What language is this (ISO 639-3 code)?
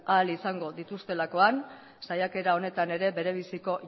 eus